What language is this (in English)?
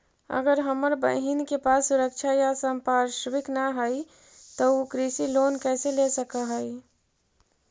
Magahi